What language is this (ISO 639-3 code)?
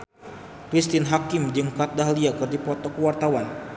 sun